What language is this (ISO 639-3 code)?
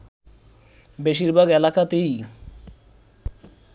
ben